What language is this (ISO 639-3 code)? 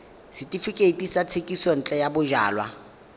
tsn